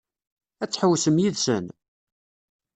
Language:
Kabyle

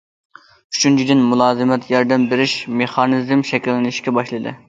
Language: Uyghur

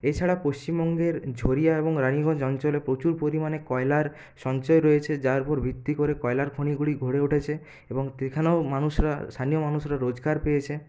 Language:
Bangla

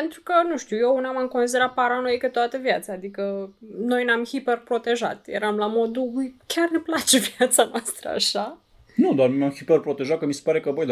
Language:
Romanian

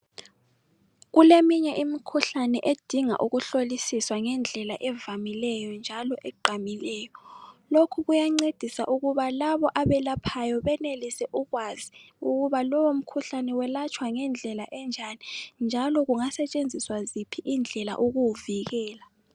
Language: North Ndebele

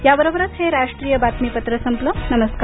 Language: Marathi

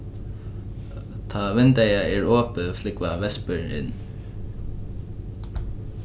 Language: Faroese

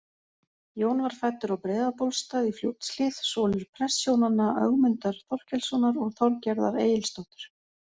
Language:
Icelandic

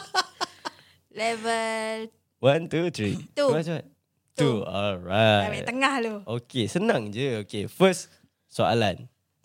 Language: Malay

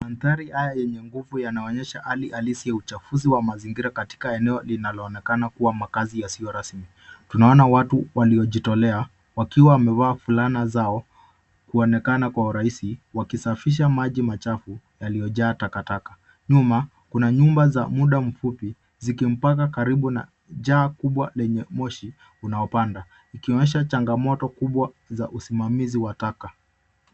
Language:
Swahili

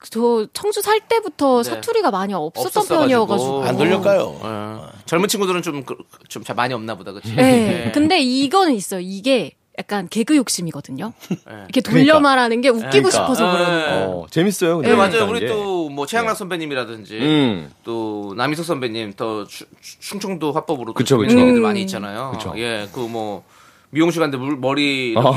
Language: Korean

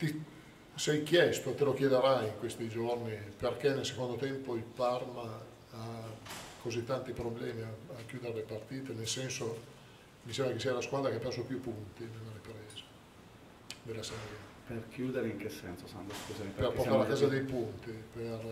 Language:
Italian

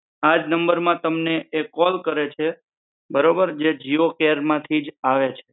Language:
Gujarati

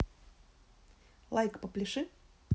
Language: Russian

